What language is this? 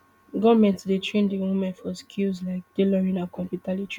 Nigerian Pidgin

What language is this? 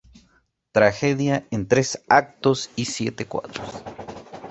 Spanish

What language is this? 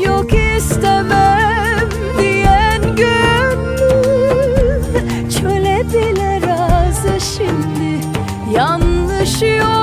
Turkish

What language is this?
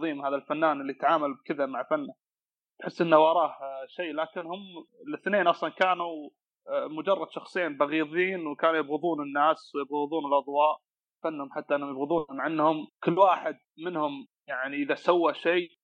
Arabic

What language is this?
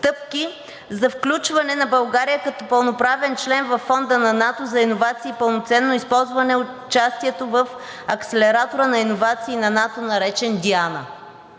Bulgarian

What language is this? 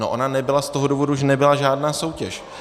Czech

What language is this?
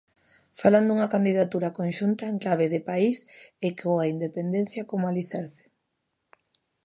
Galician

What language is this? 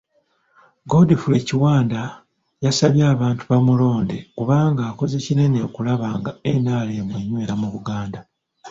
Ganda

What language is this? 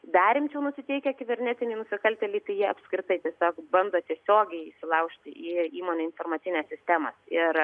Lithuanian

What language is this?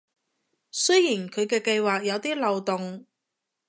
Cantonese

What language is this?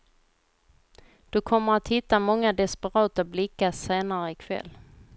Swedish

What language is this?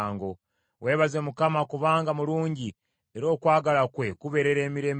Ganda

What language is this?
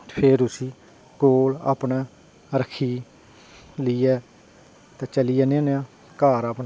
Dogri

